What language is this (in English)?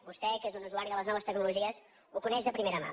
Catalan